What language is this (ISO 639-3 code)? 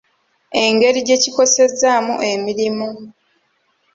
lug